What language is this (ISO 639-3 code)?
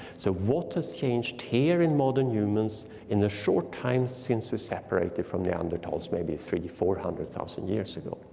eng